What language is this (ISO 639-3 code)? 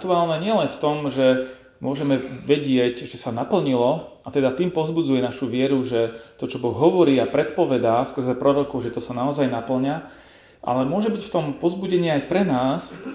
slk